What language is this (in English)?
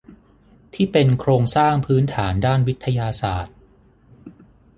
Thai